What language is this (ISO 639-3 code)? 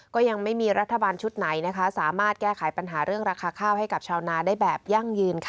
tha